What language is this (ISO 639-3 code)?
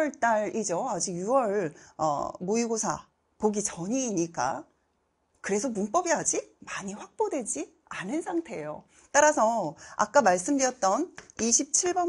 kor